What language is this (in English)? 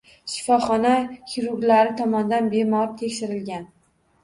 Uzbek